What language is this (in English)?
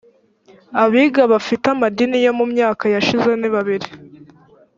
Kinyarwanda